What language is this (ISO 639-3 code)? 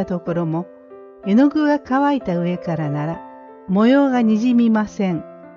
jpn